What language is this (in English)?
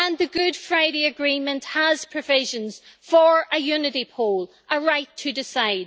English